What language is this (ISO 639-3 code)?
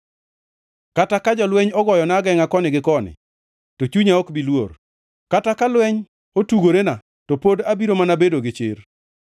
luo